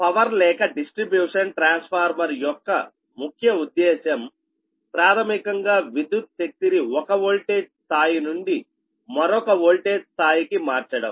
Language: Telugu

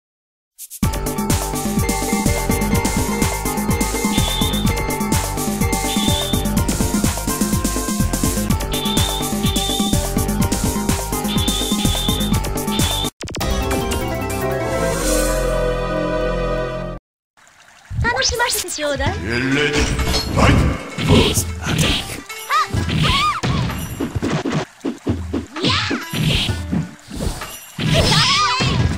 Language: Japanese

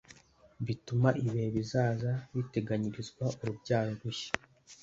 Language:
Kinyarwanda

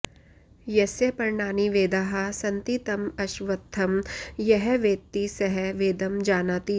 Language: Sanskrit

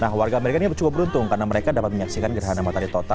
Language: Indonesian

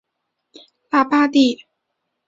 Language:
Chinese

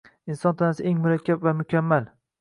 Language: Uzbek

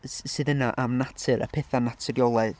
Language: Welsh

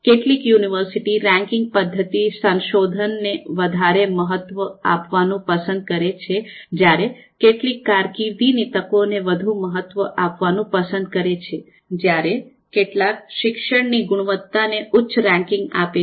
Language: Gujarati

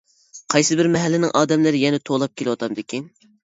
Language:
Uyghur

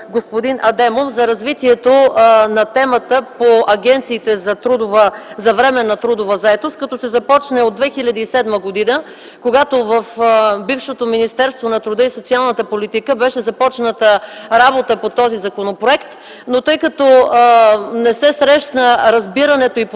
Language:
Bulgarian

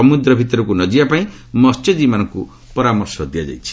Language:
Odia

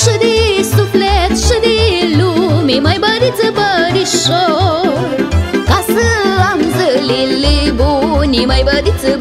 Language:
Romanian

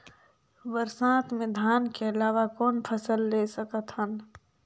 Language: Chhattisgarhi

